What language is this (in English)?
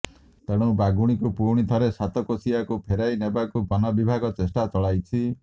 Odia